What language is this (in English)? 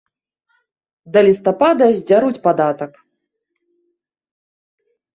Belarusian